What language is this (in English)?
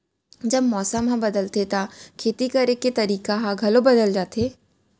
Chhattisgarhi